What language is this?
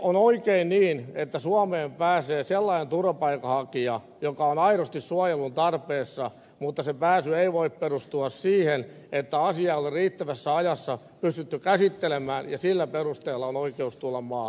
Finnish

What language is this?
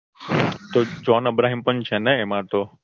Gujarati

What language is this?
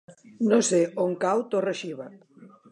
Catalan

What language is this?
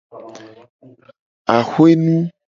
Gen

